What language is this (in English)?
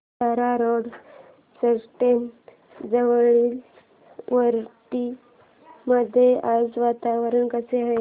Marathi